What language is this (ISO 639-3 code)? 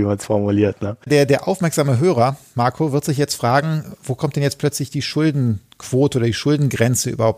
deu